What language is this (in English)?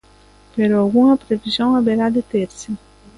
Galician